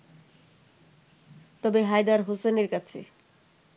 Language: Bangla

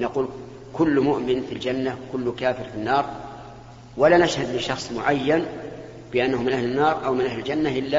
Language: Arabic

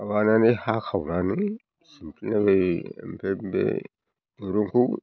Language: Bodo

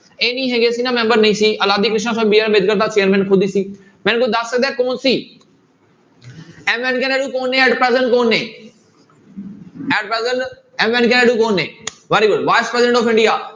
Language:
Punjabi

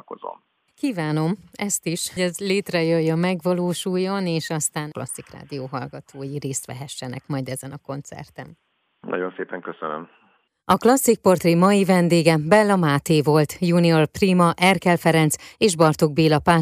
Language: Hungarian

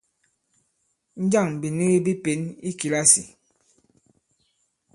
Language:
Bankon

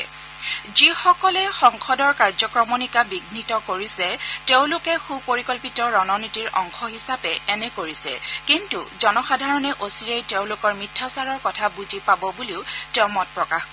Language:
Assamese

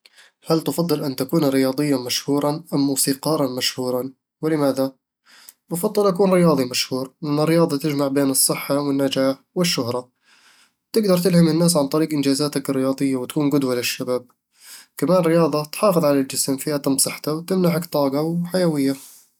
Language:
Eastern Egyptian Bedawi Arabic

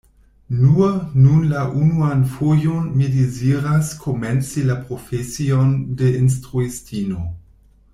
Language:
Esperanto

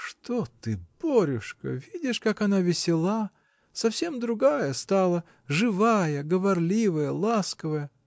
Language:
Russian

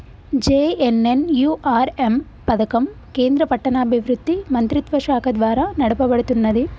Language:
Telugu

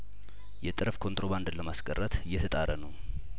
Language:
Amharic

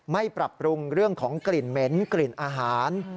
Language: Thai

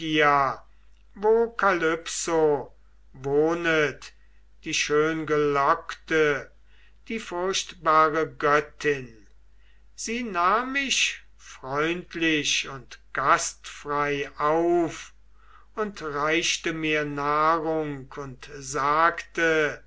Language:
German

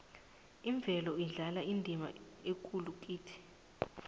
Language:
South Ndebele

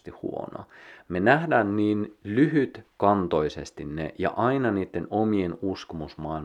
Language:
Finnish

